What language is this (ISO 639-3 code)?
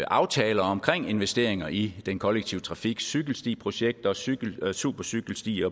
dan